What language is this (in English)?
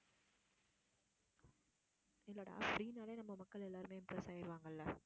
Tamil